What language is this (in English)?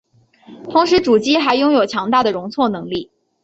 Chinese